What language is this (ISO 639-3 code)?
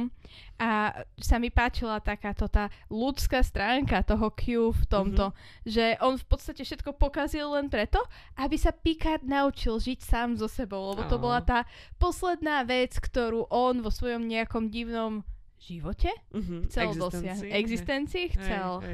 slk